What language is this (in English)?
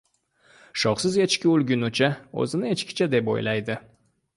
Uzbek